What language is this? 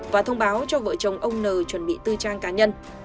Vietnamese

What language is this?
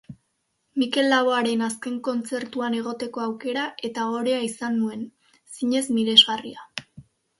Basque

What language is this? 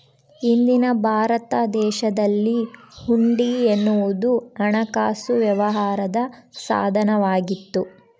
Kannada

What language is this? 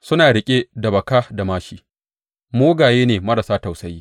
Hausa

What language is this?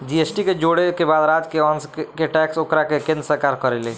Bhojpuri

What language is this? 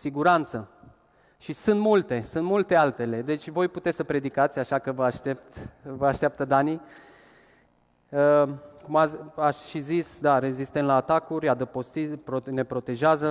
Romanian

